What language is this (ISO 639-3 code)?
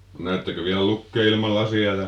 fin